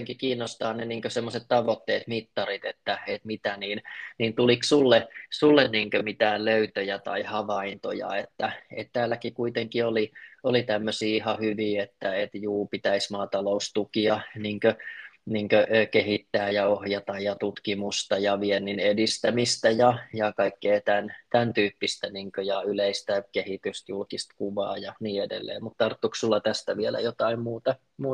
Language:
Finnish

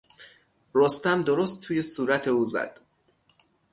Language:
Persian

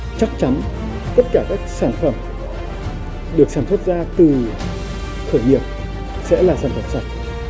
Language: Vietnamese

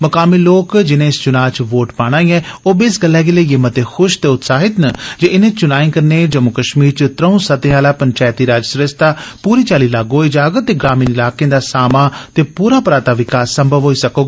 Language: Dogri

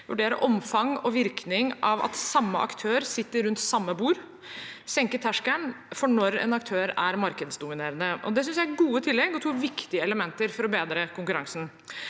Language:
Norwegian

